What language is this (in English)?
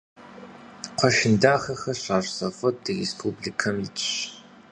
Kabardian